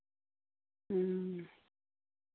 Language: Santali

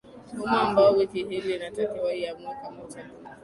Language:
Swahili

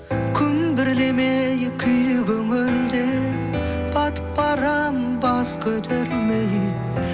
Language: Kazakh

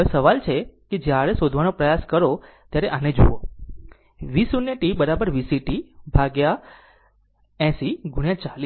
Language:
Gujarati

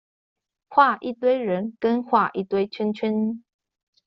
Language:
Chinese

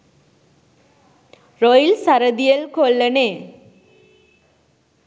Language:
Sinhala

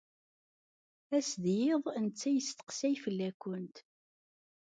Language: Kabyle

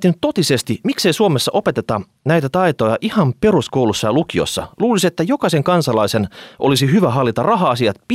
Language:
Finnish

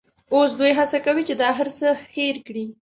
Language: Pashto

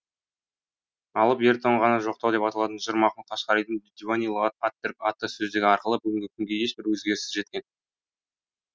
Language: Kazakh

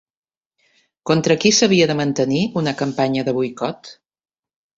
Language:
Catalan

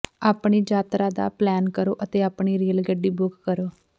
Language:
Punjabi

